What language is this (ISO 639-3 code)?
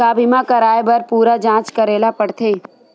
hne